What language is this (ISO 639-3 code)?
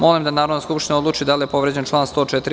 srp